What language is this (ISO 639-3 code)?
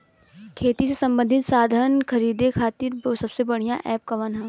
bho